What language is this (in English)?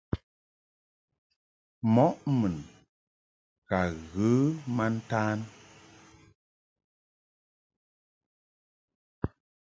Mungaka